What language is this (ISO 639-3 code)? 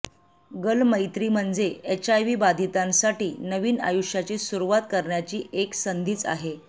mar